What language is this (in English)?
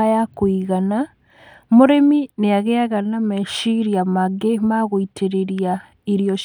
Kikuyu